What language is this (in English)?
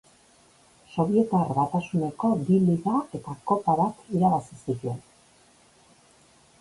Basque